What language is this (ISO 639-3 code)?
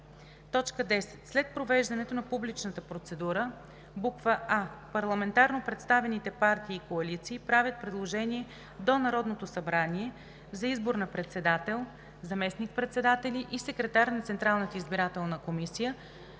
bul